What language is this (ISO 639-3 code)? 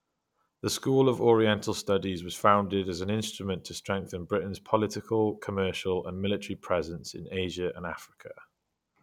eng